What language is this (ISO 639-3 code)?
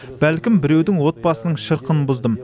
kaz